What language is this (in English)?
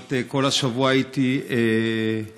Hebrew